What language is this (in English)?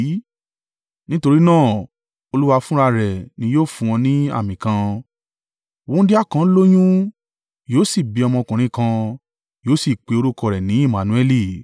Yoruba